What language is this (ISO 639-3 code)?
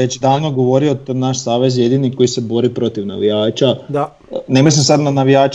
hrv